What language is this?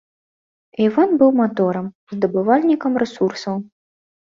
Belarusian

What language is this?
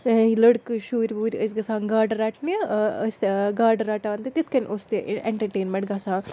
Kashmiri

